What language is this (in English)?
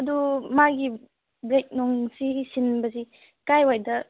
Manipuri